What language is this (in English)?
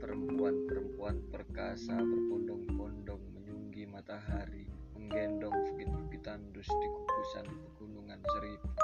Indonesian